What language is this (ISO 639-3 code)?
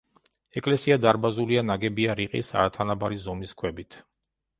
kat